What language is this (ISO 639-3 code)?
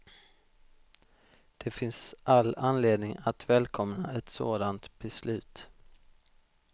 swe